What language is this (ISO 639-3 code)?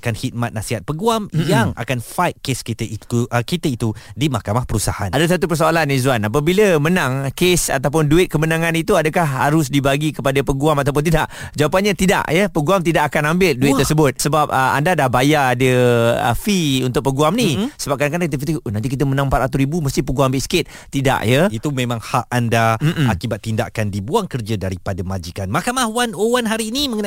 msa